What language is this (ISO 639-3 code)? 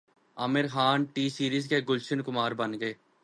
urd